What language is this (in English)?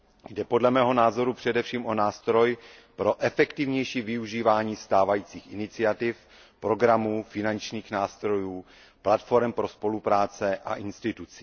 Czech